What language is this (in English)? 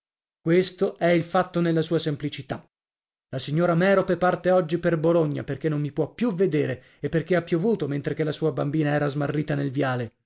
Italian